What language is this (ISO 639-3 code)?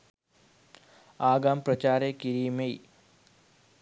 sin